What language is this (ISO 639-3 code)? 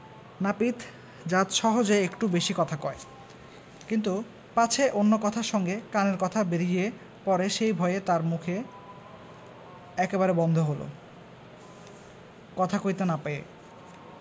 ben